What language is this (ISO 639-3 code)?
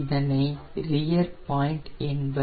tam